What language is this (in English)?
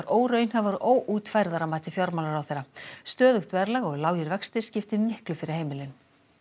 Icelandic